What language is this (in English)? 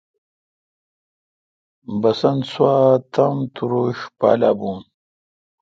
Kalkoti